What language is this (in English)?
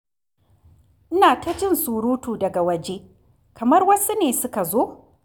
Hausa